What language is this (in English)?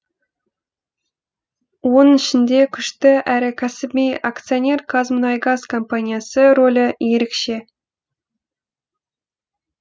Kazakh